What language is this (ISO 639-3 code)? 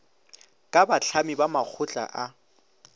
nso